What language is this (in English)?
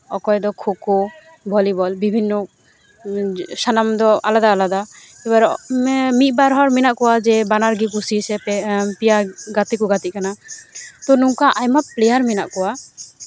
Santali